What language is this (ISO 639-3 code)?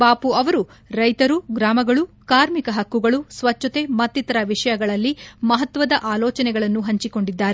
kan